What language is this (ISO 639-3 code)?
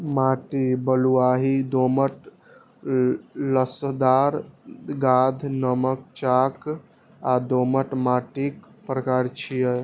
mai